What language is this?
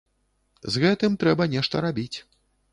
Belarusian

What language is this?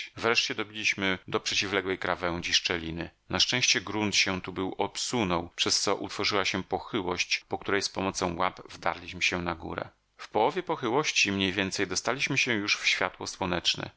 Polish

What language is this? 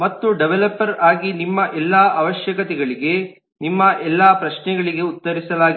Kannada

